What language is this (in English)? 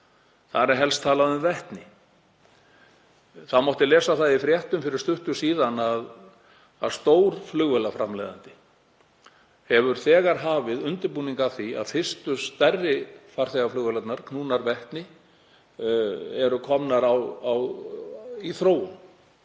Icelandic